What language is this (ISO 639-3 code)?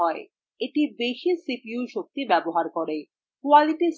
ben